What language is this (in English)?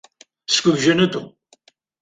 Abkhazian